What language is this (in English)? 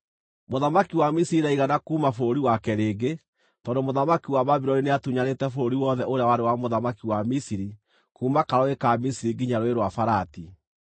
Kikuyu